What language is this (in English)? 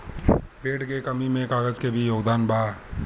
Bhojpuri